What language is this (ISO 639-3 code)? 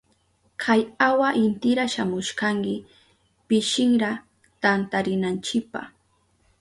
qup